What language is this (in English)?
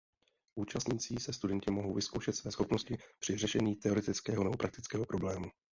Czech